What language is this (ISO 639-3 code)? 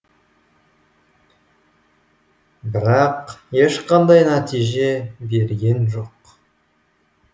kaz